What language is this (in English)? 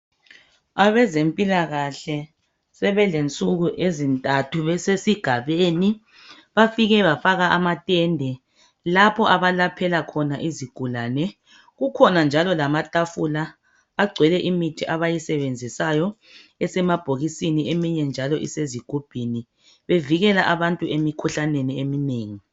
North Ndebele